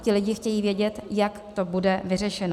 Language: Czech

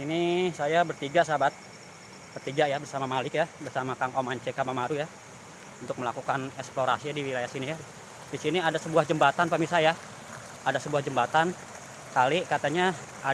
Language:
Indonesian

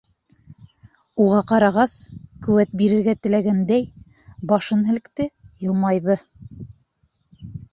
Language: Bashkir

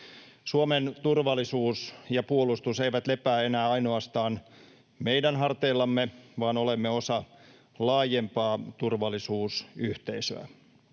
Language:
Finnish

